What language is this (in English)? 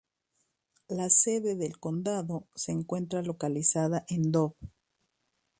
Spanish